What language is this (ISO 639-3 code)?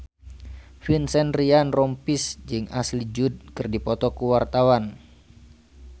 sun